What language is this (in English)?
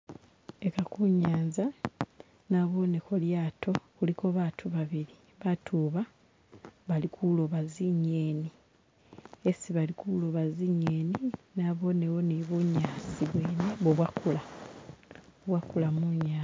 Masaaba